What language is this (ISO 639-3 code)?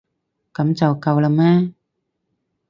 yue